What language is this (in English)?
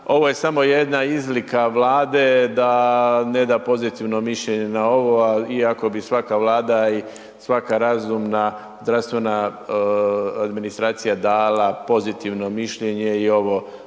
Croatian